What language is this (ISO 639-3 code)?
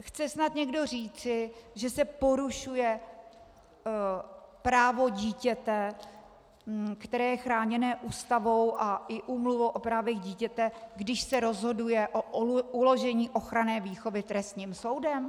ces